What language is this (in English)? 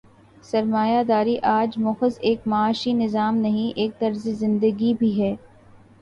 Urdu